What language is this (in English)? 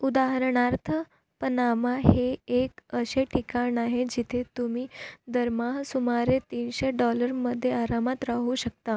Marathi